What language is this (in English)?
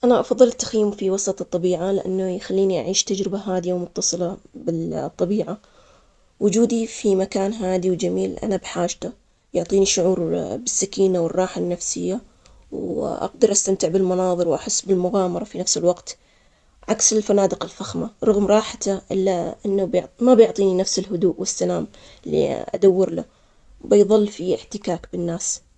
Omani Arabic